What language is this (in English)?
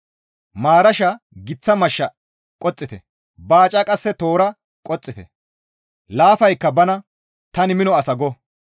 Gamo